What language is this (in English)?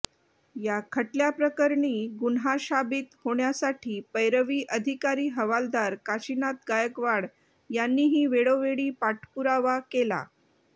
Marathi